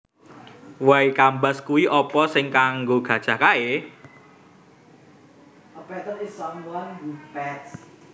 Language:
Javanese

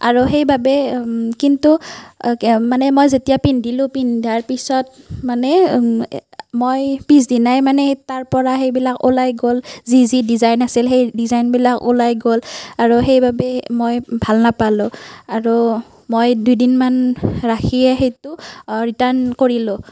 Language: Assamese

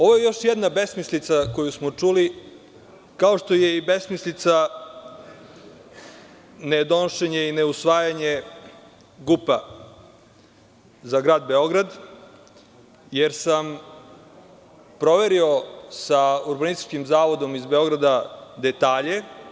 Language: Serbian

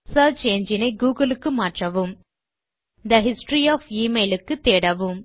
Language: Tamil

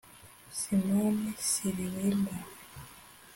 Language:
Kinyarwanda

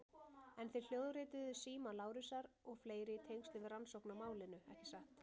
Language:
Icelandic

